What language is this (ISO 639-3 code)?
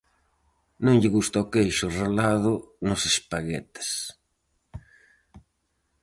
glg